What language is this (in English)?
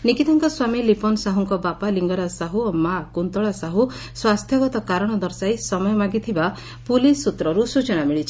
Odia